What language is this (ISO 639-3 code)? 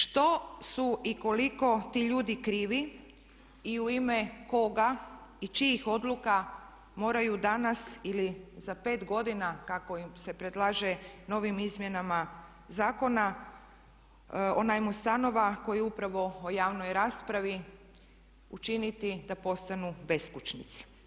hrv